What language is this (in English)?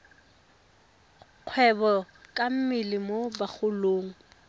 Tswana